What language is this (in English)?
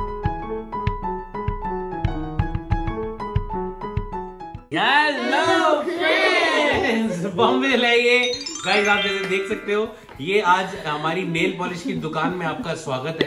Hindi